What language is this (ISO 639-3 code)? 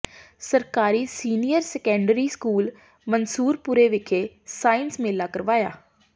pan